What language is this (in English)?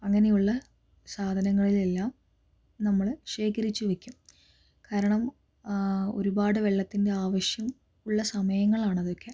Malayalam